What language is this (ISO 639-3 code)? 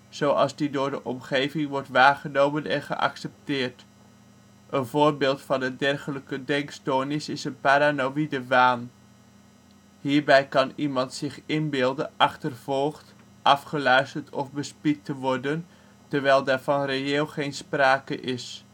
nld